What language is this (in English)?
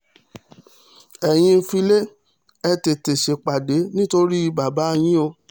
Yoruba